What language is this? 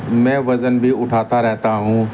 Urdu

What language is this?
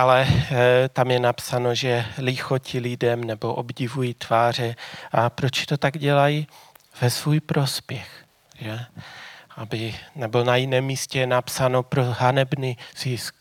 Czech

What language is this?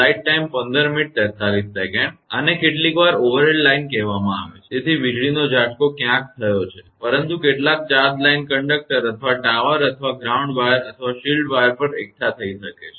Gujarati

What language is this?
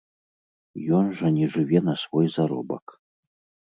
Belarusian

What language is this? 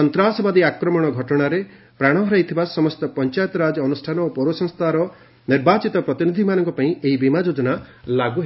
Odia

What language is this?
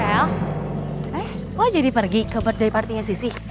Indonesian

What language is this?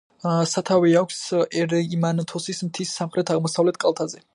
Georgian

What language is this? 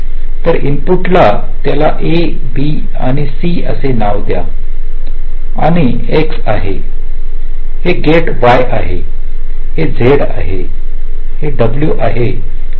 Marathi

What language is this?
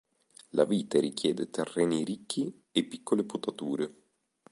Italian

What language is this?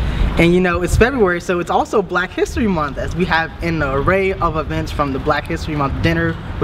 English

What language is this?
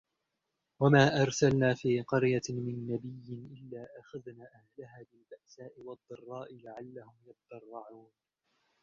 Arabic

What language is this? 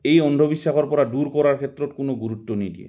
Assamese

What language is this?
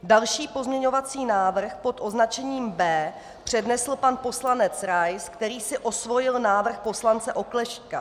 Czech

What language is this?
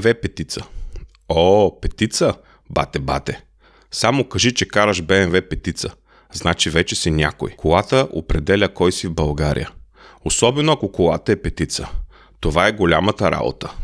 Bulgarian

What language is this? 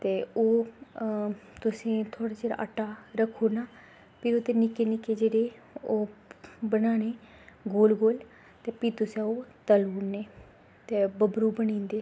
Dogri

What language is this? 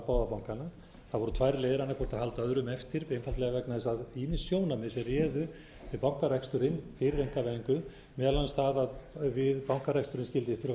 Icelandic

